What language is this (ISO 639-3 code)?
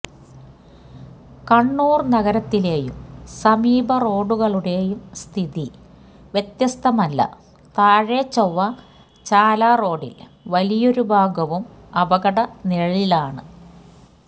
mal